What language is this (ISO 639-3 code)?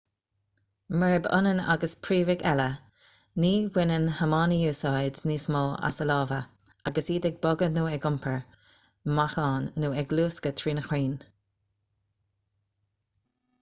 gle